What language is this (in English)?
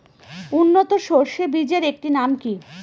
Bangla